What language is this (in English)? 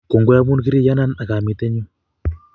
Kalenjin